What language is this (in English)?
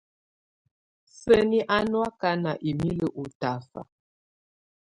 Tunen